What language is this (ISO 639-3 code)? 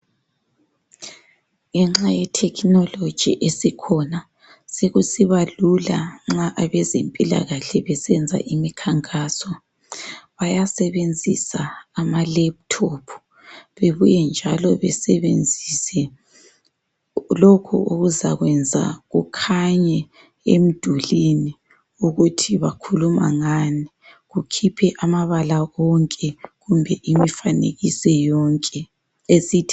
nde